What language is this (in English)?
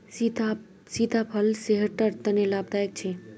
Magahi